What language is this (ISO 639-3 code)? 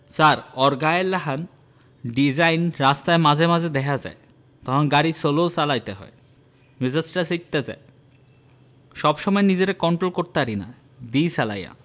ben